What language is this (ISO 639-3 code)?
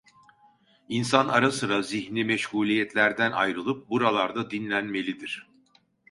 tur